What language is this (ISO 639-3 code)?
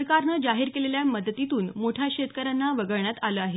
mar